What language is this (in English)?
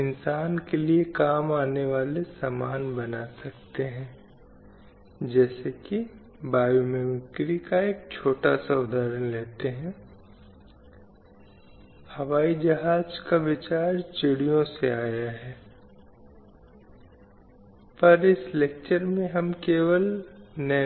Hindi